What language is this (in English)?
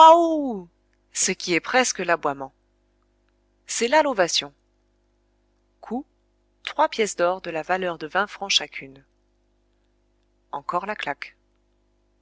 French